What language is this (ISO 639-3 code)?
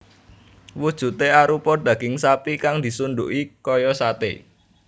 jav